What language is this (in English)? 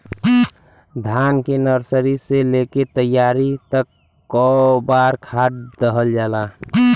Bhojpuri